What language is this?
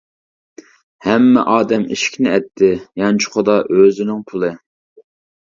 Uyghur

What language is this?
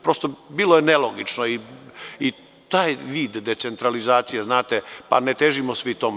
Serbian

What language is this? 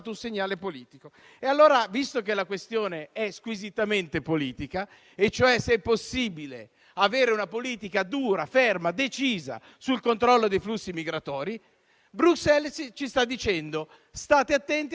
Italian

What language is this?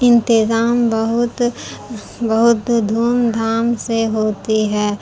Urdu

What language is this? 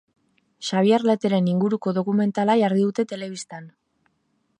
Basque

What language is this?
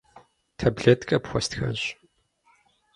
Kabardian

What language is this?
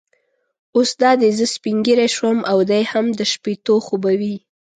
Pashto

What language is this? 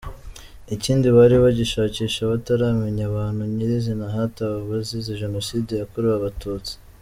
Kinyarwanda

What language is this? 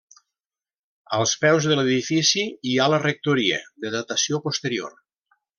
Catalan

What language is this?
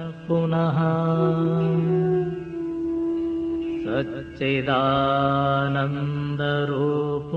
Arabic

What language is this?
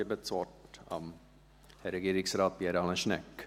Swiss German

